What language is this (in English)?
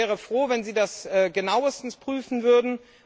German